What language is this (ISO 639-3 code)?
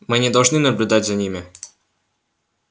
rus